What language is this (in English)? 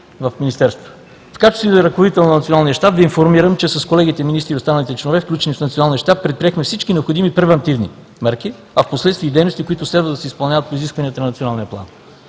Bulgarian